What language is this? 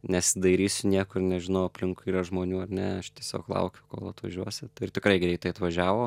Lithuanian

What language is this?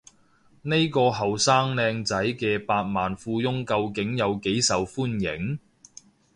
Cantonese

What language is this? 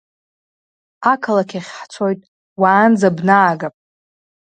Abkhazian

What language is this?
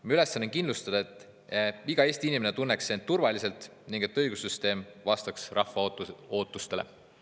Estonian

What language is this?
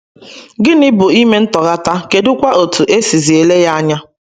Igbo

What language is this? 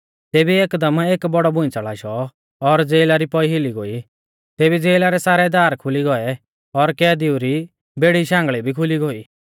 Mahasu Pahari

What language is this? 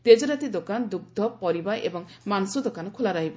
Odia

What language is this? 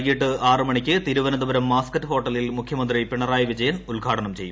Malayalam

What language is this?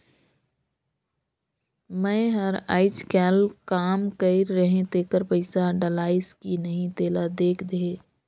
Chhattisgarhi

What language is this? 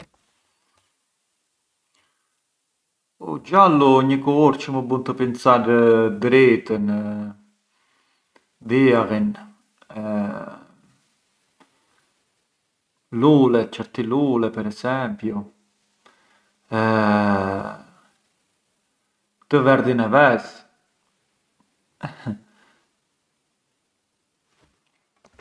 Arbëreshë Albanian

